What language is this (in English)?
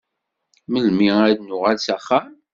Kabyle